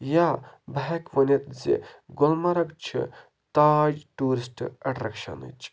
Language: Kashmiri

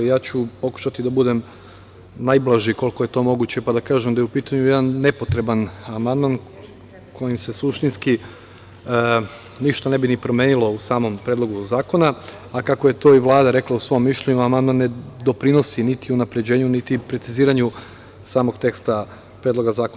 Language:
Serbian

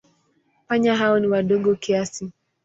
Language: Swahili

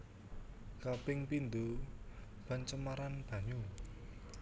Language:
Javanese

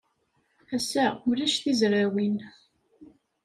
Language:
Kabyle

